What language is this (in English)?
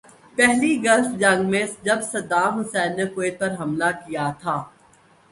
Urdu